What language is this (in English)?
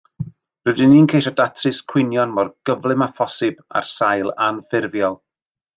Welsh